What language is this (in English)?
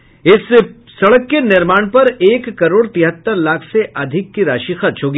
Hindi